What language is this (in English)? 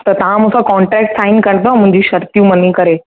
Sindhi